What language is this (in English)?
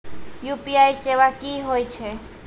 Maithili